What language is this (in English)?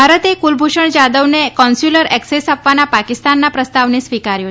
Gujarati